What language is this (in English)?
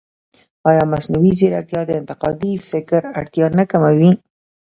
Pashto